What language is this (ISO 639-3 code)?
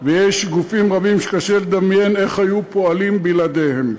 heb